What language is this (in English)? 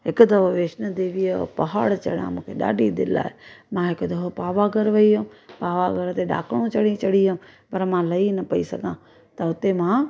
Sindhi